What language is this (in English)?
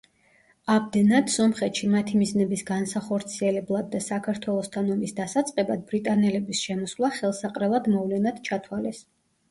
Georgian